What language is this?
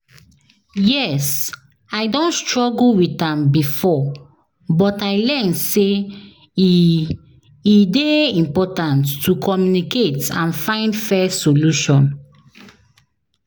Nigerian Pidgin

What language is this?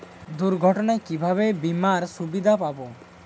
Bangla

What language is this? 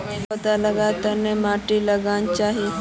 Magahi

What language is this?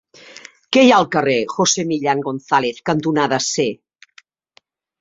Catalan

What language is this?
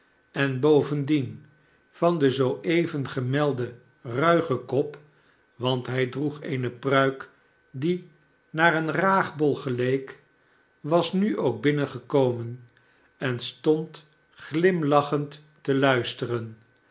Dutch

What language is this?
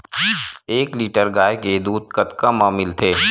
Chhattisgarhi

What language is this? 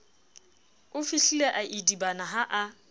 Southern Sotho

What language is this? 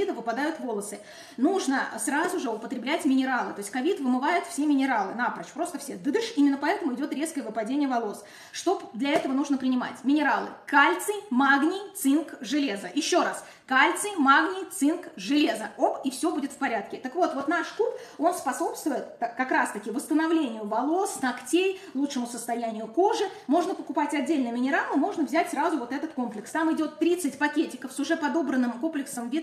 Russian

